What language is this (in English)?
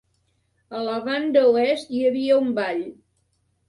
Catalan